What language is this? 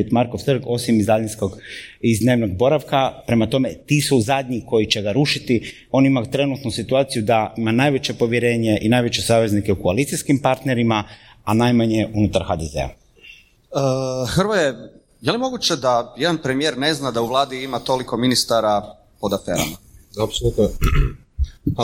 Croatian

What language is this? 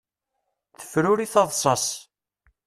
Kabyle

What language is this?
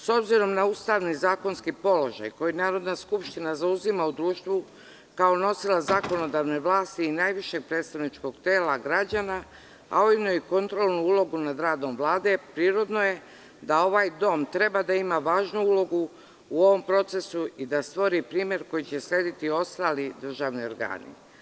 Serbian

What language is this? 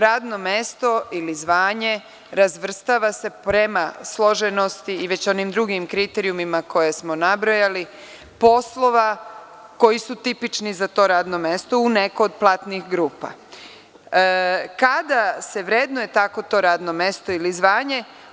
Serbian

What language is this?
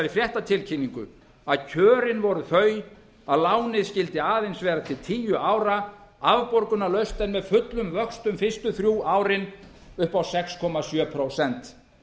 Icelandic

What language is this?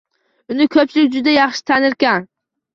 Uzbek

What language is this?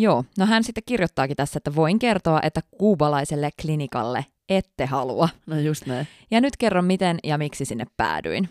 Finnish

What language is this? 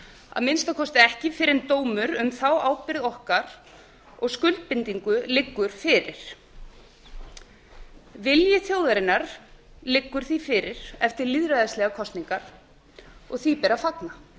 Icelandic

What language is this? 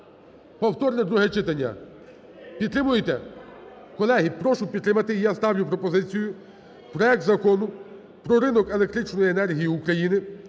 Ukrainian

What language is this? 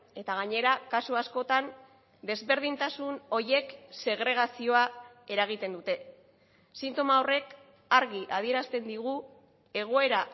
Basque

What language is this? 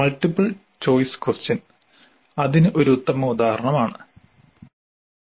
Malayalam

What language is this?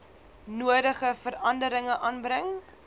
Afrikaans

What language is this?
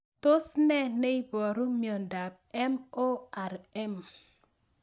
Kalenjin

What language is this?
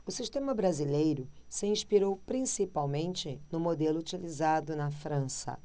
Portuguese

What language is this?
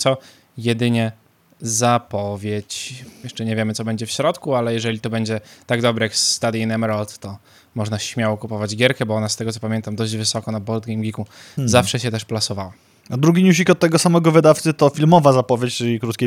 Polish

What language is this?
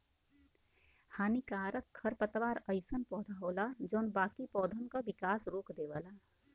Bhojpuri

